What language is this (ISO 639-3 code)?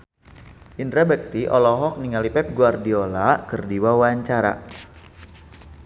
sun